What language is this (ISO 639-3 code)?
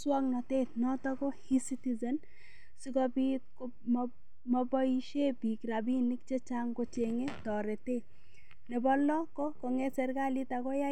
kln